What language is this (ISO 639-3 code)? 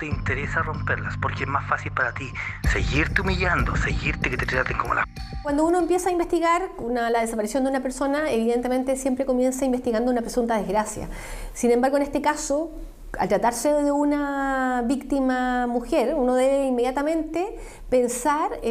spa